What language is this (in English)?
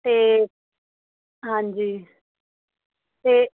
Punjabi